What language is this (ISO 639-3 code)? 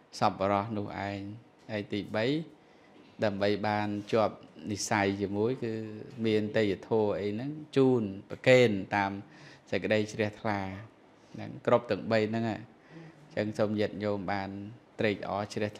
vie